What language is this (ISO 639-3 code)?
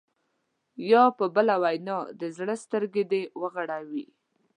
pus